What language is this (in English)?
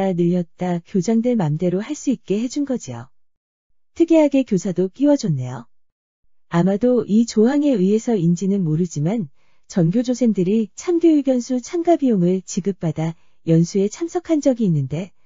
Korean